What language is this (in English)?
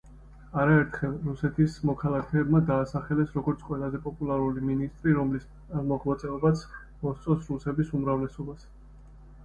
Georgian